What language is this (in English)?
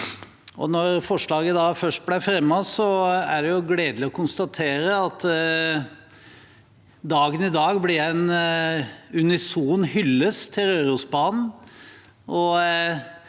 Norwegian